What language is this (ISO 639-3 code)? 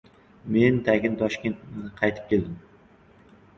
uzb